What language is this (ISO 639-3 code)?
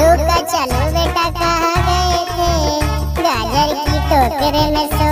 tha